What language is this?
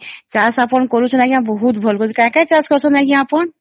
Odia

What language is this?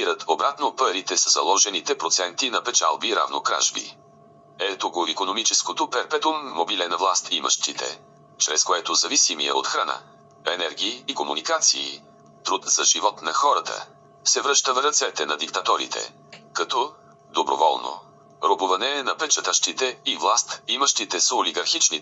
Bulgarian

